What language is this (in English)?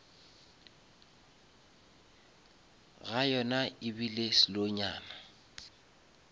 Northern Sotho